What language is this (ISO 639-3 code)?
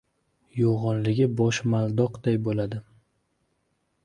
uzb